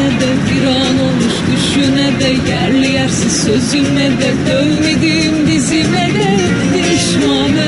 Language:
Turkish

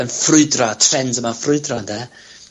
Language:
Welsh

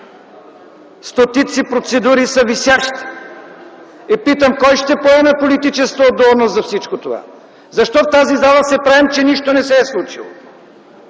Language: Bulgarian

